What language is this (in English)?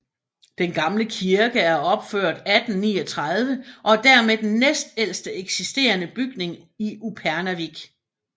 Danish